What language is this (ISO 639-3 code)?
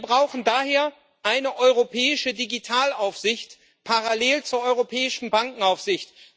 deu